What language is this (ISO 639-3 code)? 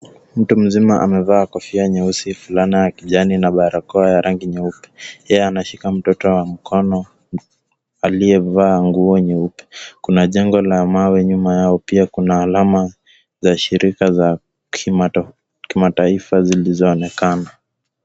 swa